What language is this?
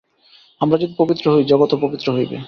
Bangla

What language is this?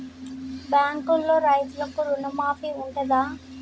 Telugu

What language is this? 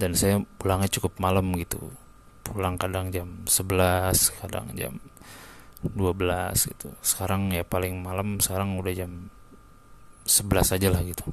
Indonesian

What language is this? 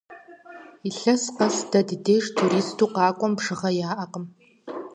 Kabardian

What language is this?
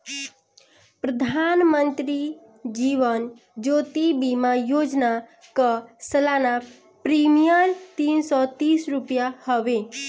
Bhojpuri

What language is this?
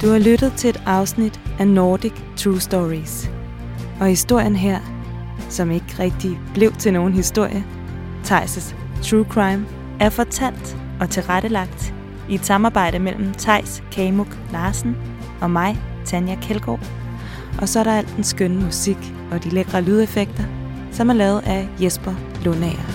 Danish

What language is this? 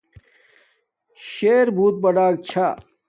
Domaaki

